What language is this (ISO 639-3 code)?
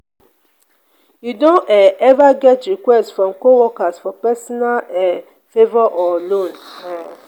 pcm